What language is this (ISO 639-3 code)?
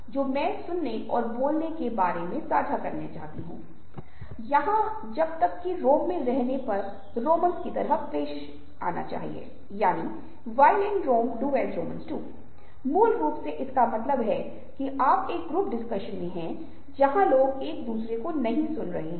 hin